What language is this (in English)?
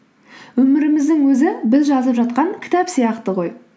Kazakh